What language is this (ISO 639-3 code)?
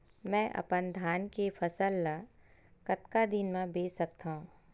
hne